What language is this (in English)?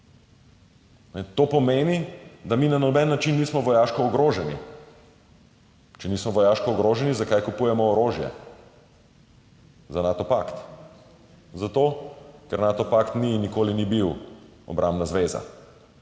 Slovenian